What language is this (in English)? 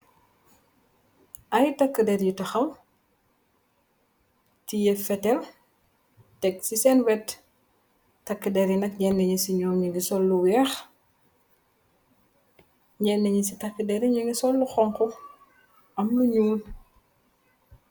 Wolof